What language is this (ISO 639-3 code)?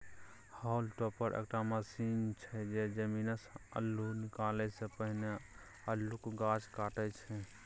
mai